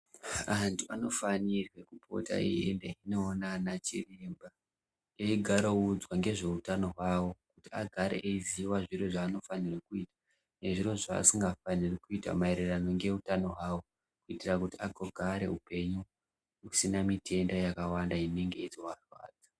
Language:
Ndau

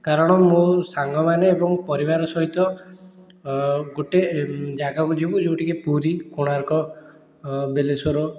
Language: Odia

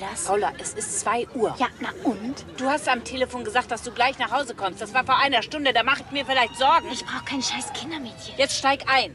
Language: German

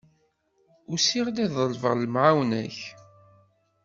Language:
Kabyle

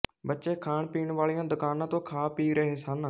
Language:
Punjabi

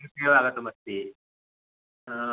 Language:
Sanskrit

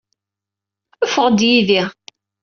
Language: Kabyle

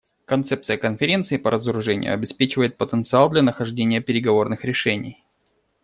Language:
Russian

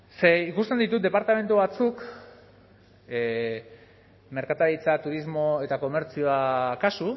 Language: Basque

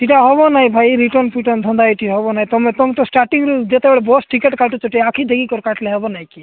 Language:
Odia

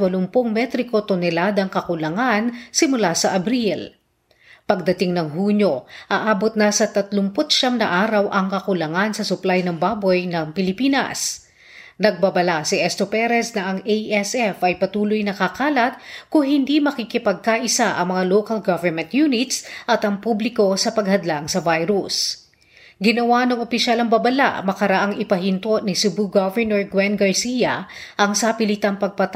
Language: Filipino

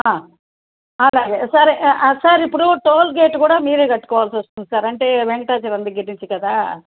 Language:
Telugu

